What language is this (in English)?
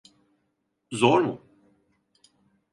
Turkish